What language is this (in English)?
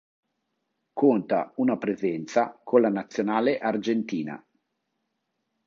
Italian